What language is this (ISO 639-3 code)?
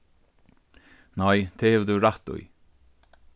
fao